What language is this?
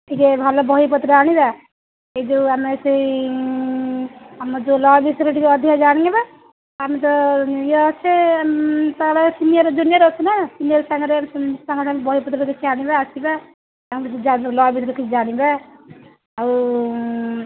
Odia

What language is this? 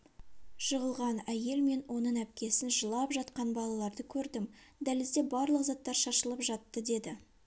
Kazakh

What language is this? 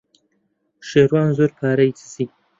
Central Kurdish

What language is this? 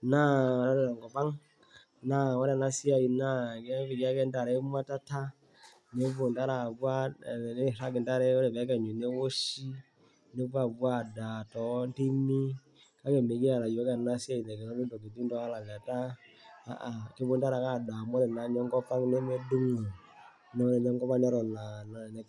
Masai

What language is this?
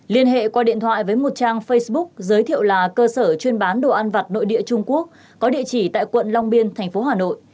Vietnamese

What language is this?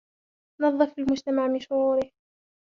Arabic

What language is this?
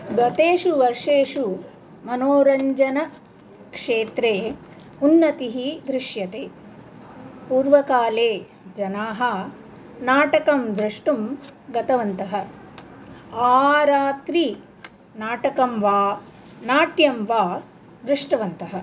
Sanskrit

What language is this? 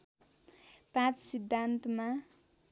Nepali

